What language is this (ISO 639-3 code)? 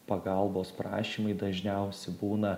lit